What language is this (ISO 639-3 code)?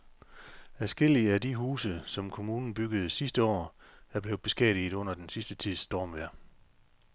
dan